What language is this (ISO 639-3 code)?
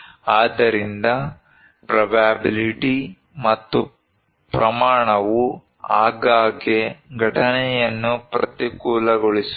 kan